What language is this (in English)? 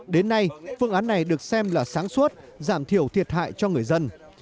Vietnamese